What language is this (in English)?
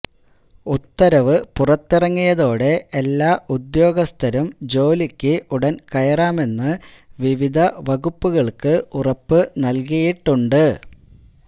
Malayalam